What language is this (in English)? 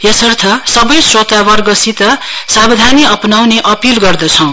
Nepali